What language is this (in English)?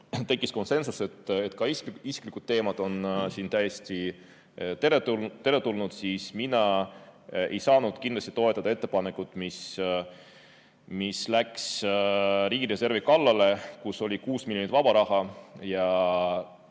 Estonian